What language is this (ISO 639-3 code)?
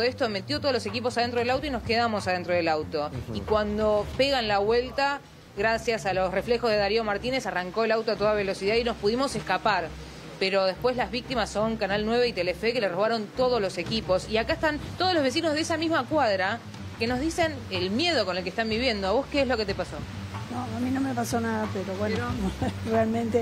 spa